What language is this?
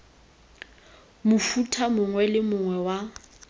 Tswana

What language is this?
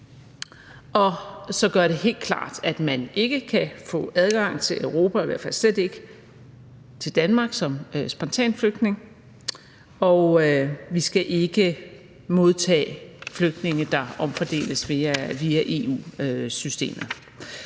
Danish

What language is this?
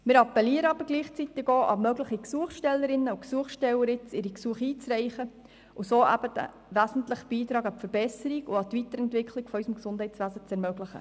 Swiss German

